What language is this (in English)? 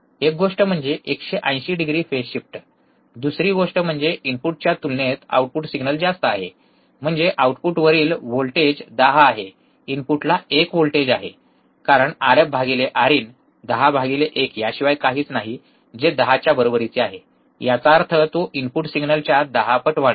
Marathi